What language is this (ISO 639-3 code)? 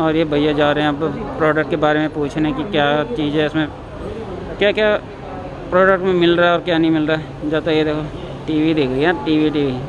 hin